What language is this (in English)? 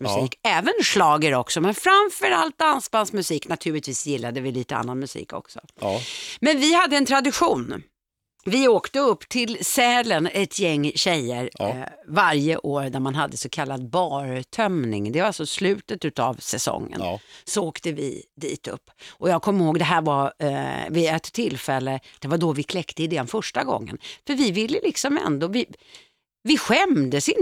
Swedish